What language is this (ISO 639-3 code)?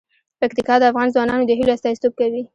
pus